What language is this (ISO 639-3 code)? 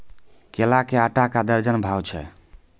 mai